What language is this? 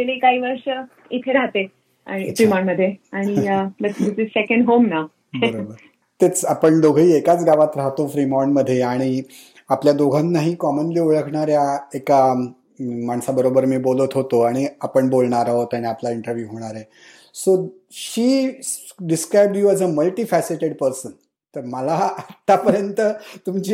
Marathi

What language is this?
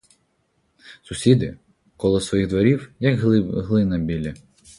Ukrainian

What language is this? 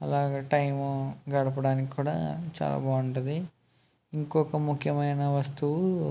Telugu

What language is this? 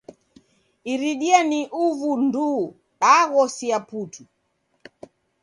Taita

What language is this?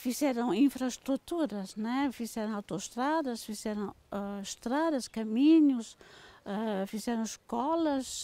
Portuguese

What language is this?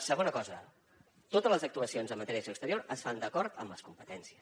Catalan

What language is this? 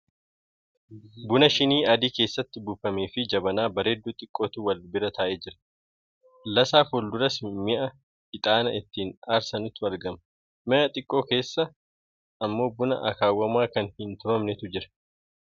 Oromo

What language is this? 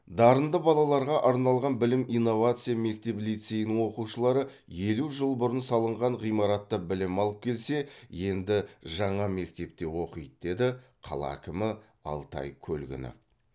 Kazakh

